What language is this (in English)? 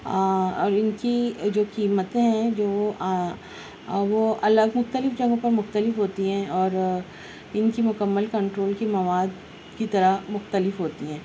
Urdu